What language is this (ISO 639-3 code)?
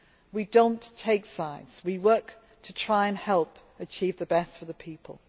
eng